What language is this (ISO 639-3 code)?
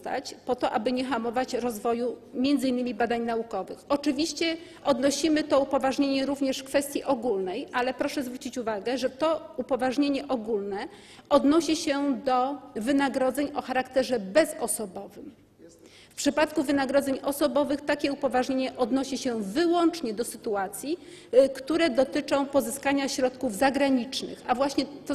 pol